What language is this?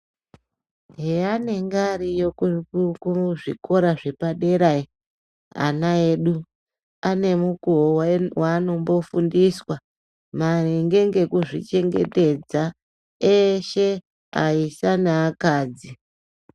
Ndau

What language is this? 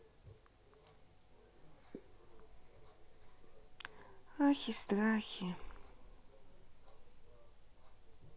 Russian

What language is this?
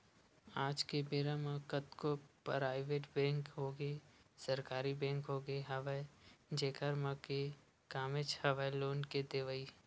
Chhattisgarhi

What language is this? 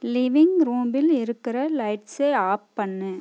Tamil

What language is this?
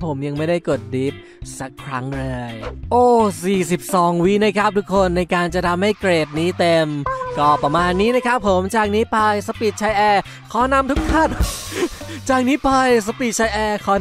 Thai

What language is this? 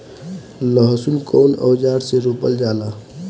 Bhojpuri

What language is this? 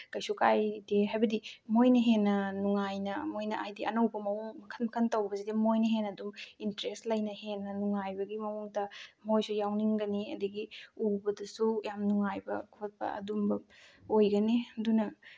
Manipuri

